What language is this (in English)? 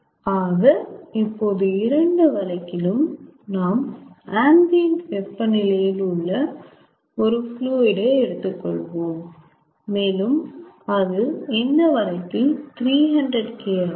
Tamil